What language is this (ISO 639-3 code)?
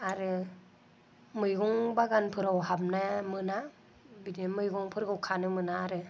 brx